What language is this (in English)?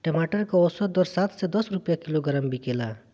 Bhojpuri